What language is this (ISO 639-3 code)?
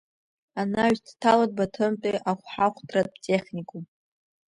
abk